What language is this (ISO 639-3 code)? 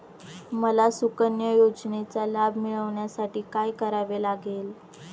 mar